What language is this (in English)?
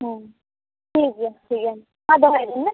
Santali